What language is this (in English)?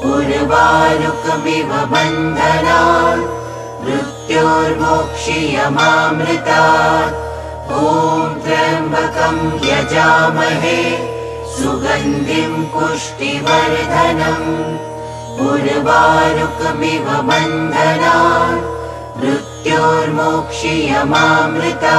Bangla